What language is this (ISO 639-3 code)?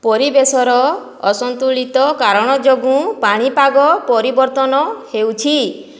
ori